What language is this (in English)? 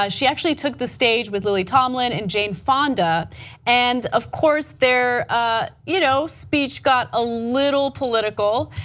English